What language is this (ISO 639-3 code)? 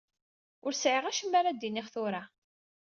kab